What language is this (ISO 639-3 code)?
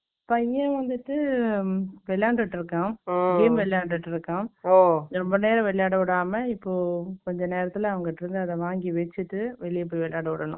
tam